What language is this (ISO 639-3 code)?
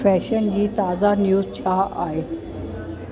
snd